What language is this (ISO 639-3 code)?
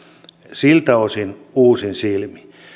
fin